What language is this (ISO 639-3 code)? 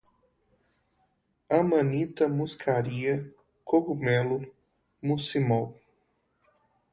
por